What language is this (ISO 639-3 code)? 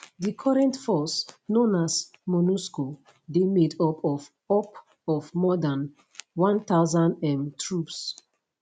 pcm